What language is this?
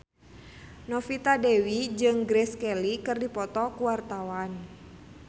Sundanese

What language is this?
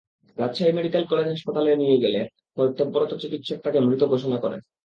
Bangla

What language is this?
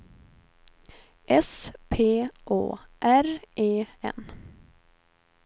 Swedish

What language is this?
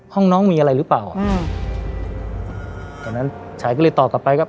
Thai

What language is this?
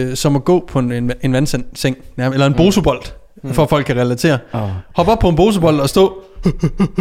Danish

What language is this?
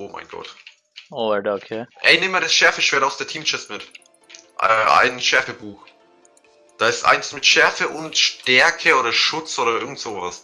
German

